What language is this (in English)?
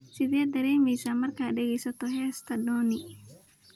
Somali